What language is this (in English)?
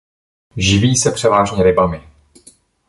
Czech